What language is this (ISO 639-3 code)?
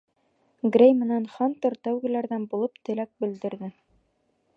bak